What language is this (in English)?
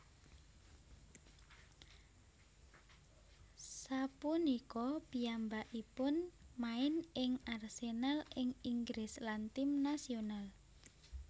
Javanese